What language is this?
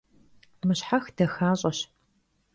Kabardian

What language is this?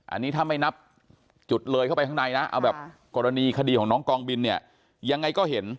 Thai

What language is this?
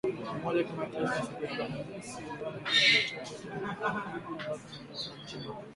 Swahili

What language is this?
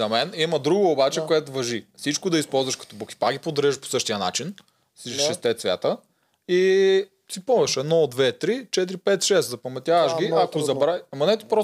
Bulgarian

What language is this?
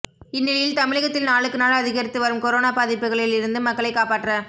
Tamil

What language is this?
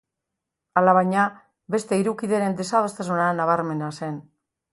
Basque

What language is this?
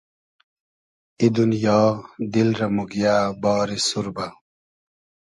Hazaragi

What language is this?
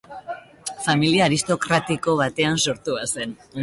Basque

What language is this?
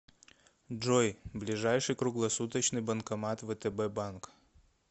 Russian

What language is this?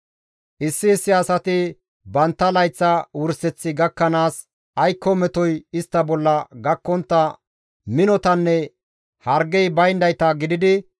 Gamo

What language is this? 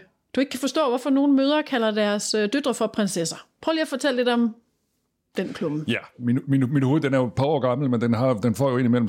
Danish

